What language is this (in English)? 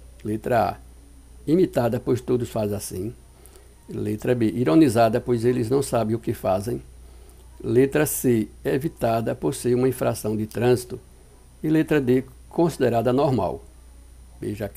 Portuguese